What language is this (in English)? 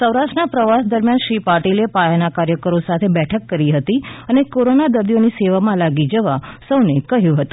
Gujarati